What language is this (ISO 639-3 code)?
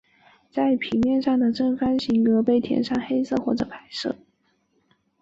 zho